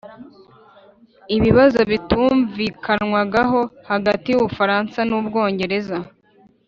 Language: Kinyarwanda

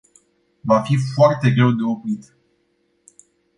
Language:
Romanian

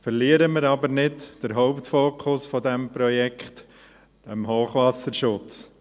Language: Swiss German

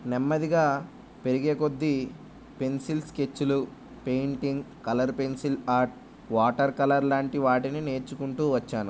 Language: Telugu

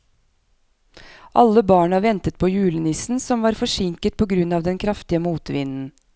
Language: Norwegian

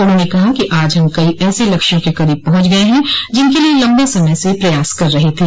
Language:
Hindi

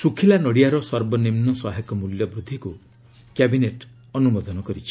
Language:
Odia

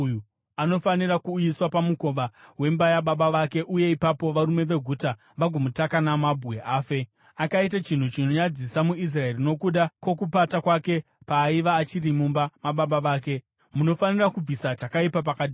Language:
Shona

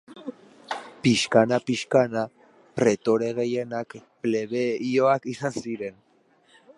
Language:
Basque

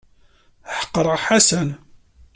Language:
Kabyle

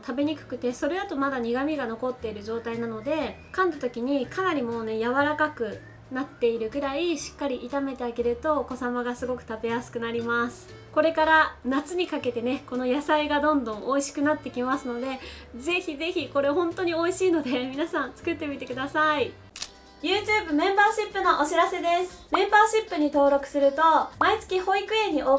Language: Japanese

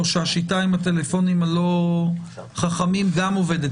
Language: Hebrew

